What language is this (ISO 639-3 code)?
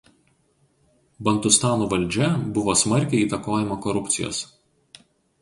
lit